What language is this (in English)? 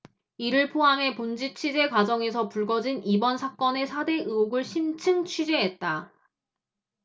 Korean